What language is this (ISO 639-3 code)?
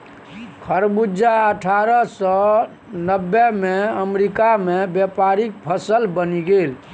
mai